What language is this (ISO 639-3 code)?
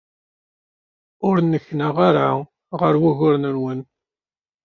kab